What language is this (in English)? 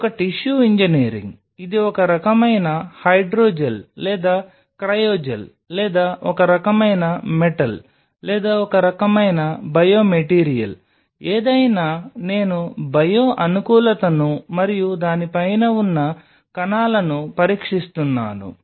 Telugu